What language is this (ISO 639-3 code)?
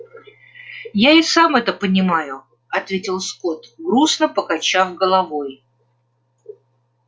rus